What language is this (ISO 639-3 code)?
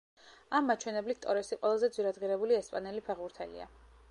kat